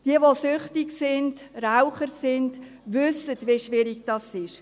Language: Swiss German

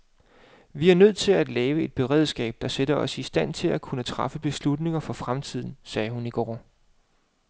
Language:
Danish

